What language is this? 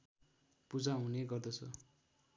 Nepali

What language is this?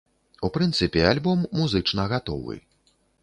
Belarusian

